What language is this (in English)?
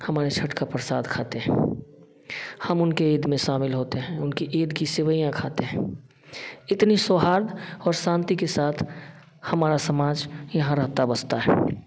Hindi